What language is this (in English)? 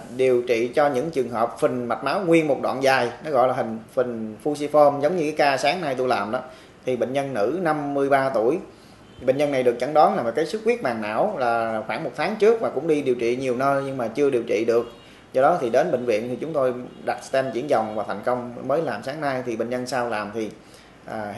Vietnamese